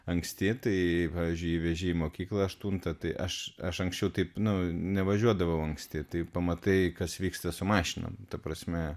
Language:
Lithuanian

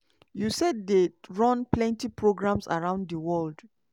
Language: Nigerian Pidgin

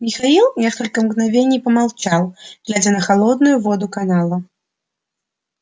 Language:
Russian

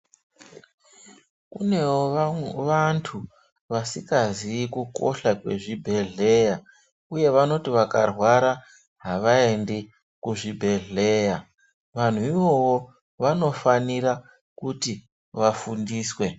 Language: Ndau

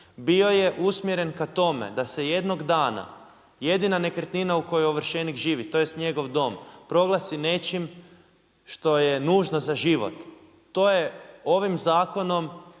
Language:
Croatian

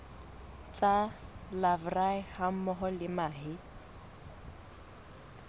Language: Southern Sotho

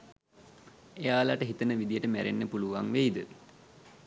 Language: Sinhala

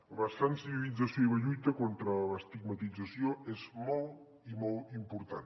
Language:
Catalan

